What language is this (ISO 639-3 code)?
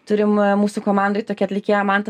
lit